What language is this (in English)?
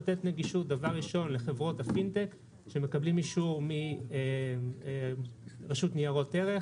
Hebrew